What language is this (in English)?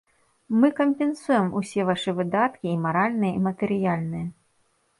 Belarusian